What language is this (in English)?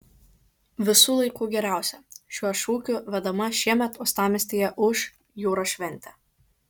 Lithuanian